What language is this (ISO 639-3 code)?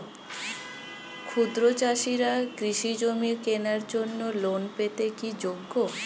ben